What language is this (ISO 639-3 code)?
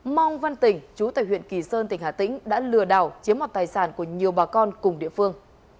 vie